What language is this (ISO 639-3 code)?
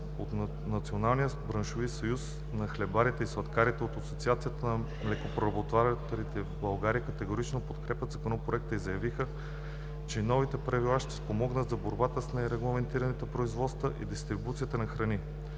bul